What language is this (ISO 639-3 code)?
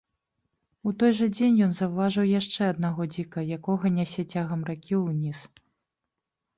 bel